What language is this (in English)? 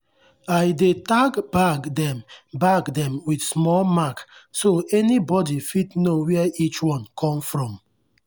Nigerian Pidgin